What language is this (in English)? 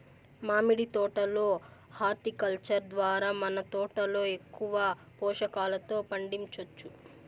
Telugu